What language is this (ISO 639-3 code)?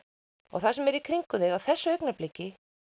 isl